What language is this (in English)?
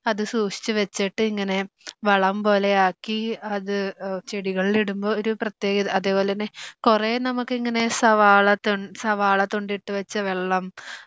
Malayalam